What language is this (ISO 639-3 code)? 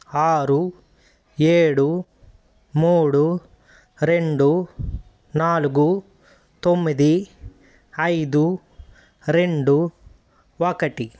tel